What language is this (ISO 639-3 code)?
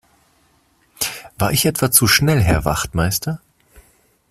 deu